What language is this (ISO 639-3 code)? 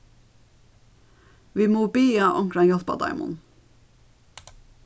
fao